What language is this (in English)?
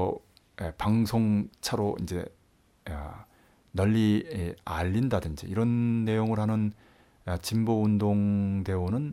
Korean